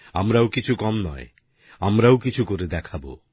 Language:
Bangla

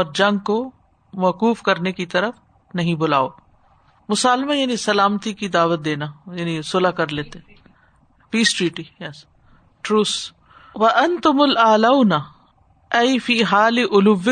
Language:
Urdu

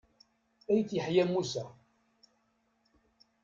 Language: Kabyle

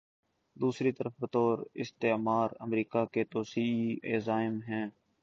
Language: Urdu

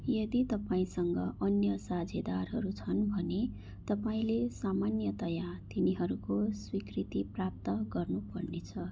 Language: Nepali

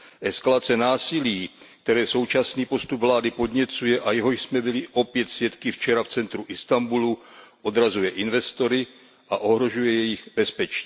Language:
Czech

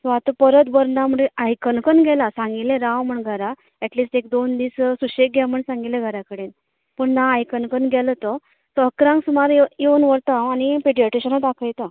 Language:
Konkani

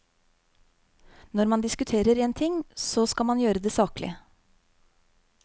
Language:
Norwegian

